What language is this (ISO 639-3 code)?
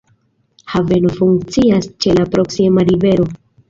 epo